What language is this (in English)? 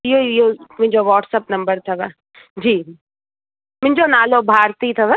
Sindhi